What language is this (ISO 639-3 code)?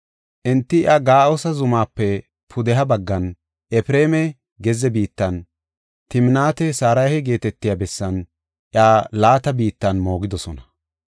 gof